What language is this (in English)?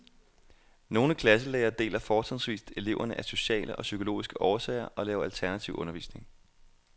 Danish